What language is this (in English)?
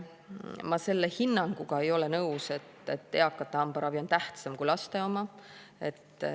Estonian